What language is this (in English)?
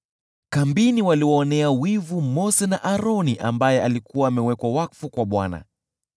Swahili